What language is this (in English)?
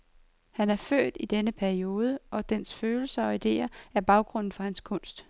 Danish